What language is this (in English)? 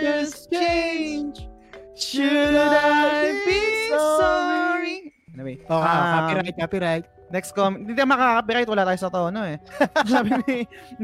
Filipino